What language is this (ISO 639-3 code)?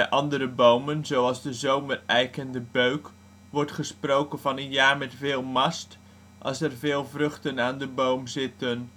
nld